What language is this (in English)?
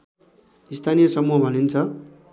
Nepali